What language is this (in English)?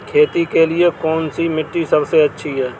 Hindi